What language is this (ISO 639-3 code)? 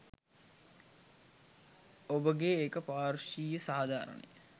sin